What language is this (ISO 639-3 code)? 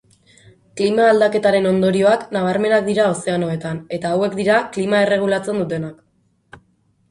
eus